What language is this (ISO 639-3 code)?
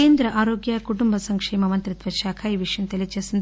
tel